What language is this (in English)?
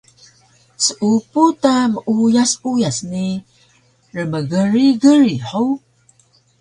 Taroko